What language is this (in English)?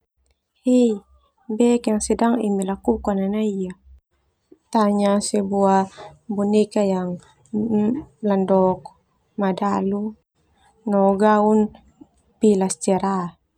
Termanu